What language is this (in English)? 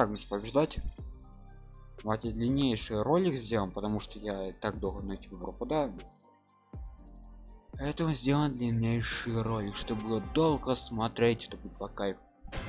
Russian